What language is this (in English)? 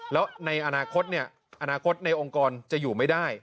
Thai